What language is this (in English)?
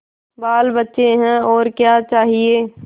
Hindi